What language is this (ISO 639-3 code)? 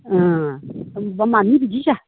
brx